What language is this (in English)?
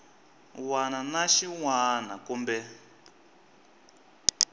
Tsonga